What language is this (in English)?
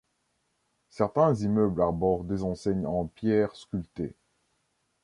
French